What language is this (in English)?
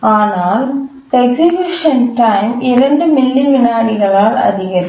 Tamil